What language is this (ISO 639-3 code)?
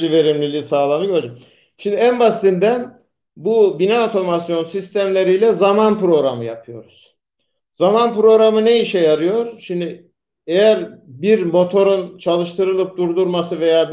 tur